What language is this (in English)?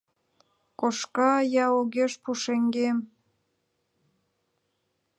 Mari